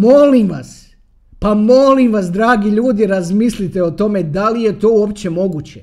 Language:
Croatian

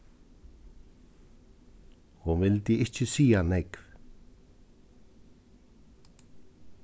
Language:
Faroese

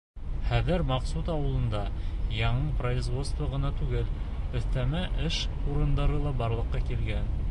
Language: Bashkir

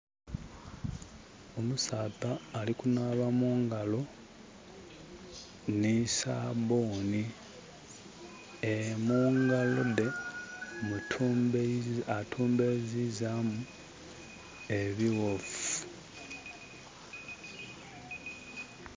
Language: Soga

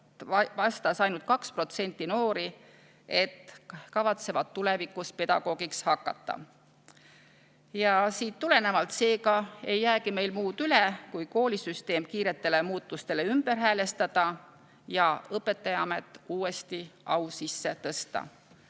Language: Estonian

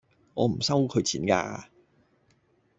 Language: Cantonese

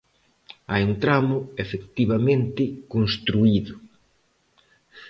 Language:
Galician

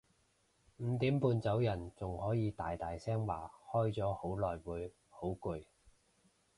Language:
Cantonese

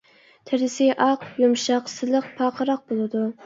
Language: Uyghur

